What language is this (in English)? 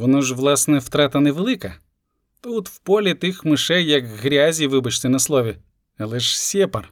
Ukrainian